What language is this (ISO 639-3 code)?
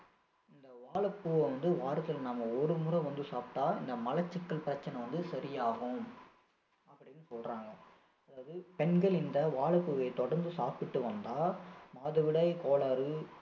tam